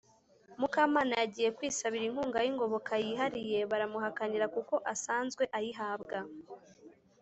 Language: Kinyarwanda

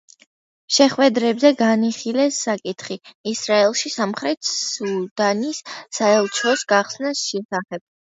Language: Georgian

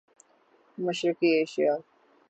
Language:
Urdu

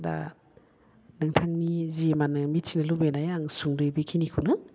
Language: Bodo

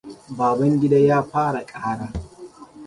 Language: Hausa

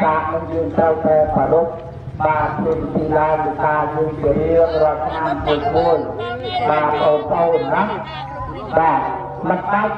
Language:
Indonesian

